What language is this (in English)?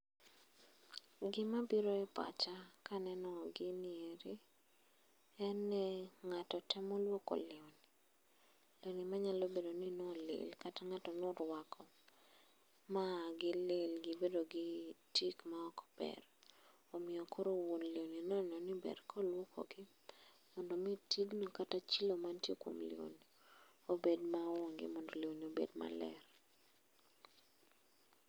Luo (Kenya and Tanzania)